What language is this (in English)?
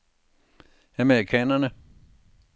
Danish